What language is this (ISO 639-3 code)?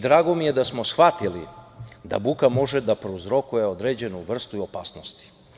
srp